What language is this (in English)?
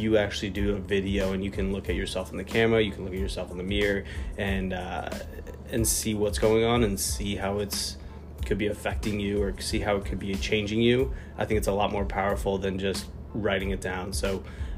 English